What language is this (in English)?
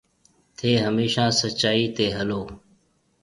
Marwari (Pakistan)